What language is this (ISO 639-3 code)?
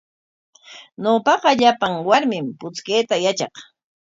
qwa